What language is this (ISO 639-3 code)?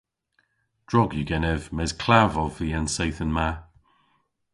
cor